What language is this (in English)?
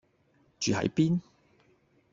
Cantonese